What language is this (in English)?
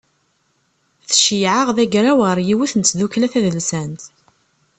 Kabyle